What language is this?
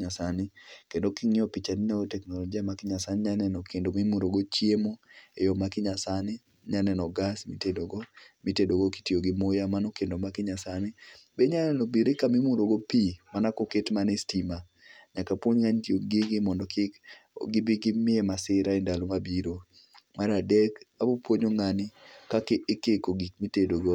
Luo (Kenya and Tanzania)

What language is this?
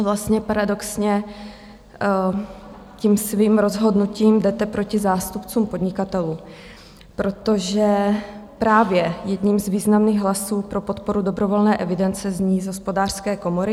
Czech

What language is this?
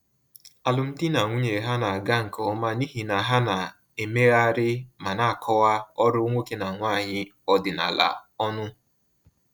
Igbo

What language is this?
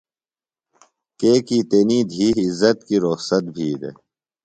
Phalura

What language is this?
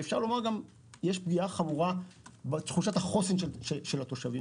Hebrew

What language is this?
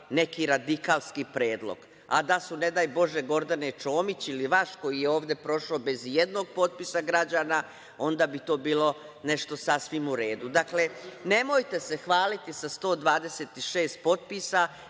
Serbian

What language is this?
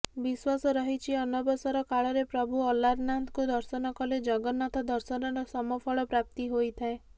Odia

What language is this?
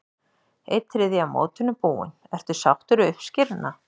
Icelandic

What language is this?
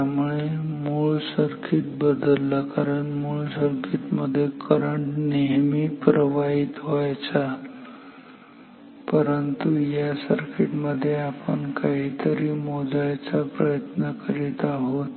Marathi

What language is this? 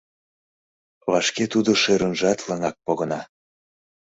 Mari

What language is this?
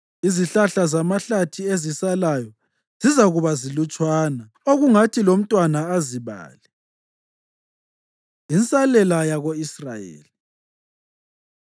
North Ndebele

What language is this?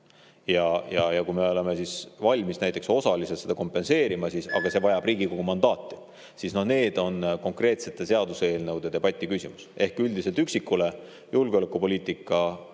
Estonian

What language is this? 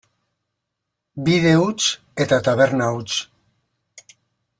Basque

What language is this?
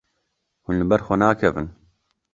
Kurdish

